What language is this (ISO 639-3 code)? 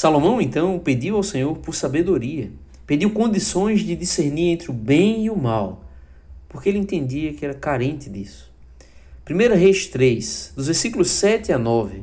por